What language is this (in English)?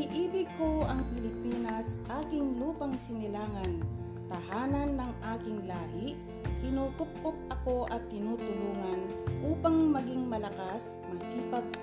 Filipino